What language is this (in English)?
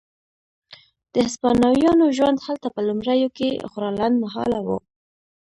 Pashto